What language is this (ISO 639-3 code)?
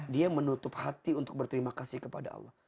ind